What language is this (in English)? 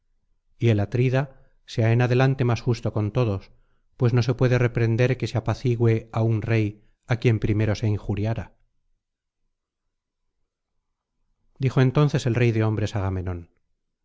Spanish